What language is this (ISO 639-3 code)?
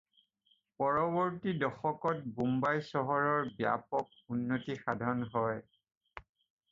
asm